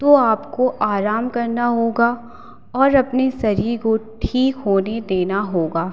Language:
Hindi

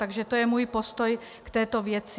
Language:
Czech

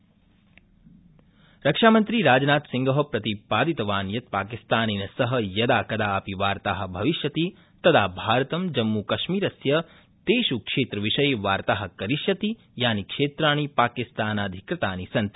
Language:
Sanskrit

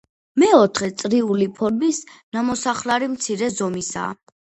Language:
Georgian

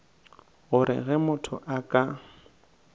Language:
Northern Sotho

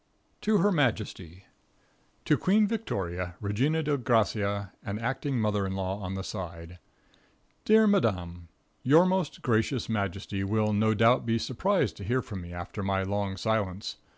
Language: English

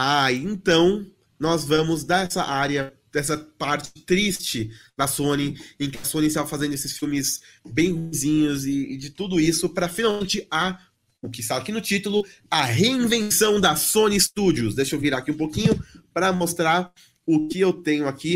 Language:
Portuguese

